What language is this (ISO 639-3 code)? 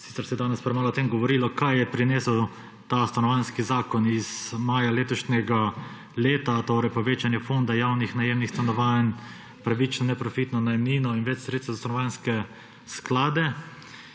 slv